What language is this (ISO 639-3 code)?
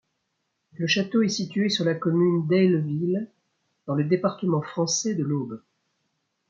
fra